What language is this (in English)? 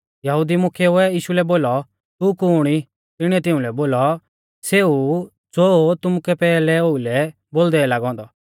Mahasu Pahari